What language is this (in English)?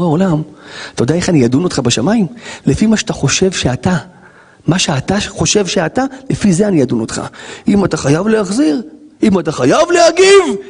Hebrew